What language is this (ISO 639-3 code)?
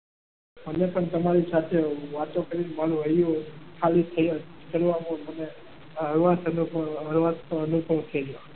guj